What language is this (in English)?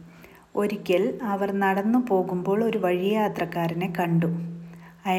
Malayalam